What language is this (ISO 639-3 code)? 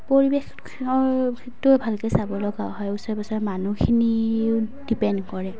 asm